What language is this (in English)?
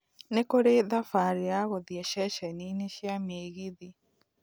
Kikuyu